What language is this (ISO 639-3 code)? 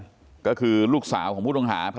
tha